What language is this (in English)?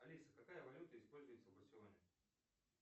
Russian